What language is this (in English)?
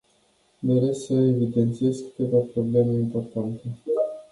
Romanian